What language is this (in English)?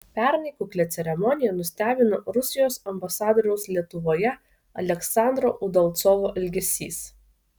Lithuanian